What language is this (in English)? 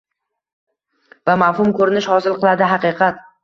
Uzbek